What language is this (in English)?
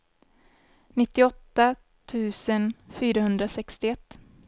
Swedish